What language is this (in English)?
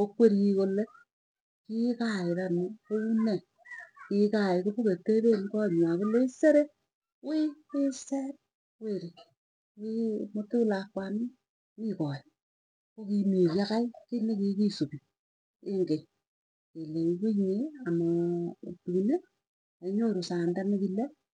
Tugen